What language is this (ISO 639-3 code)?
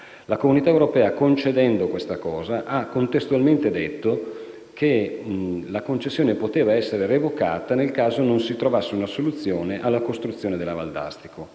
ita